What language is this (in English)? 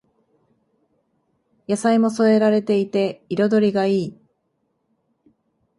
Japanese